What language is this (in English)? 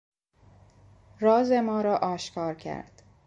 Persian